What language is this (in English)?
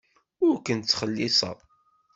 Kabyle